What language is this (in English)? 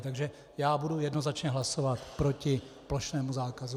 Czech